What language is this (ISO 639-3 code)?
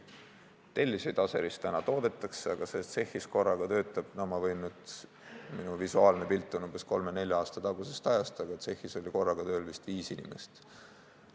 est